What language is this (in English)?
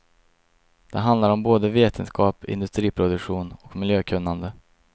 Swedish